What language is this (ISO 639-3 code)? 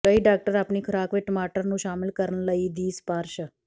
pan